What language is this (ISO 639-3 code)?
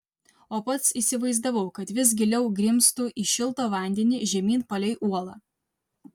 lit